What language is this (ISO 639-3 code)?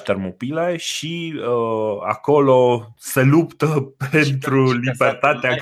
ron